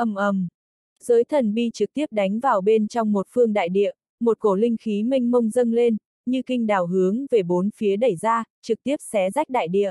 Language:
Vietnamese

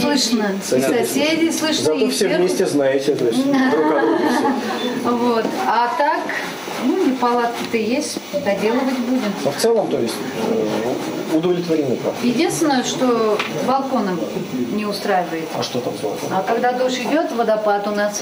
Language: Russian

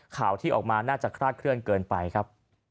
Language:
Thai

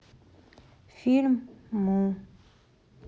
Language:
Russian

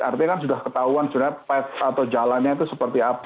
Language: Indonesian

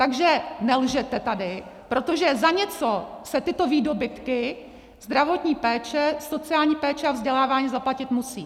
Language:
Czech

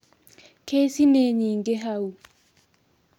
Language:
Kikuyu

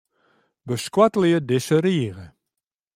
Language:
Western Frisian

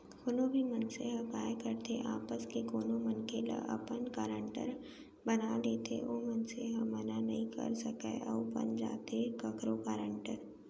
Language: Chhattisgarhi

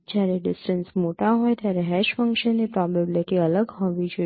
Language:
Gujarati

